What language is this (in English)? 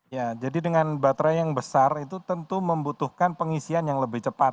Indonesian